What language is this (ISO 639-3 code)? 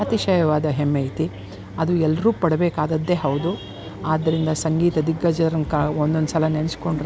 kan